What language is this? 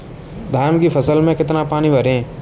Hindi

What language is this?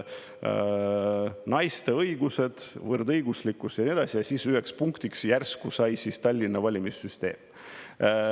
Estonian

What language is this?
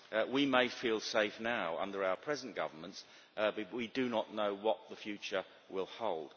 English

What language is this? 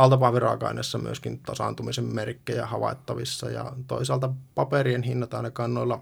Finnish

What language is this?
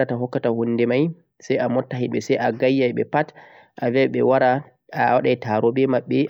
Central-Eastern Niger Fulfulde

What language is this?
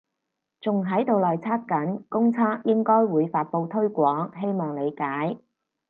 Cantonese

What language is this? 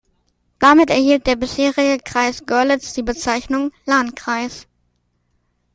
German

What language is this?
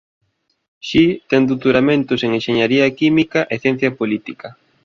Galician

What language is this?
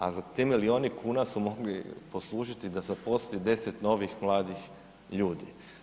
Croatian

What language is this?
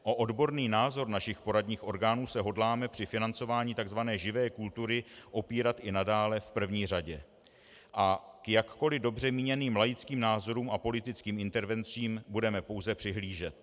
Czech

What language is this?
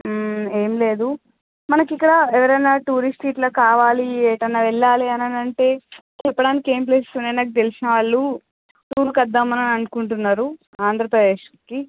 Telugu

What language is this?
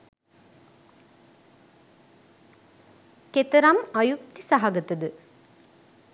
Sinhala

